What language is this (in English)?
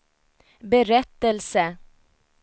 Swedish